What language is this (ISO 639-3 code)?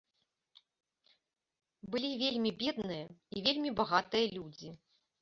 bel